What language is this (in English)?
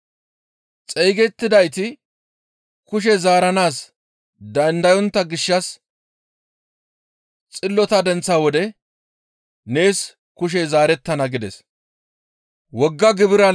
Gamo